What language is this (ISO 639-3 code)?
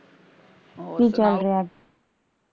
pan